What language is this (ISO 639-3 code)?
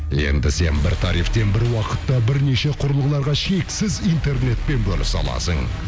kaz